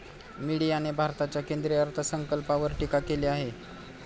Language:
Marathi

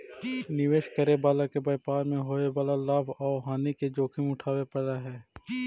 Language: Magahi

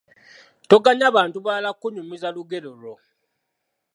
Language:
Ganda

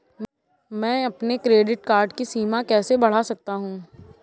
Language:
Hindi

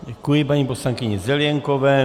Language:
Czech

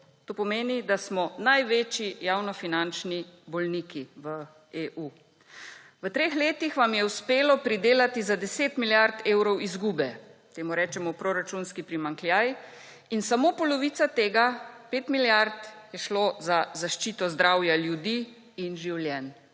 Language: Slovenian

